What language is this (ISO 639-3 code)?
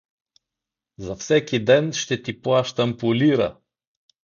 bul